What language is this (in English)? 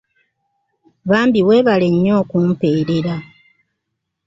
Ganda